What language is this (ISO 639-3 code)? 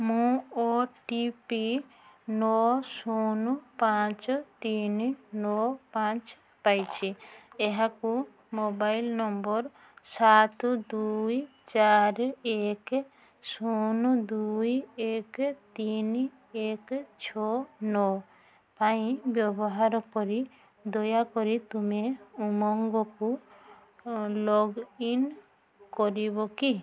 ori